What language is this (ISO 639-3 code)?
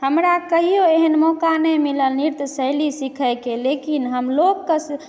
mai